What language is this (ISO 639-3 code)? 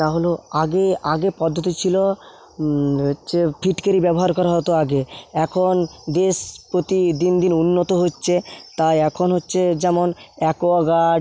ben